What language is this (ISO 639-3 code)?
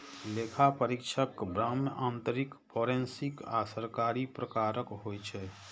mai